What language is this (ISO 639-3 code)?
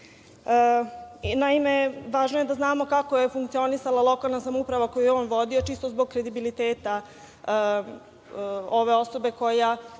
srp